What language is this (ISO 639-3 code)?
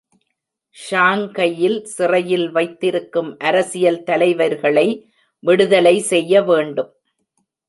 tam